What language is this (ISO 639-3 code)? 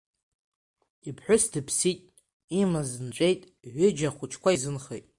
abk